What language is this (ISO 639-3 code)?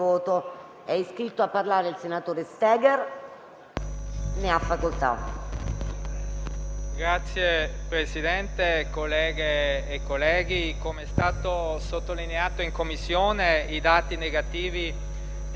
ita